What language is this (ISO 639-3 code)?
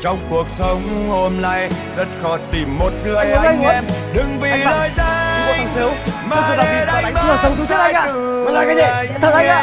vie